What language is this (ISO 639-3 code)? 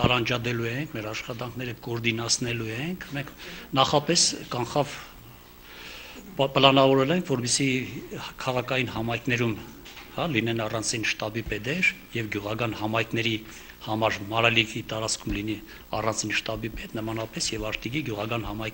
ron